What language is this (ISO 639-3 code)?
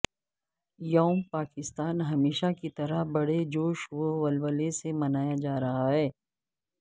urd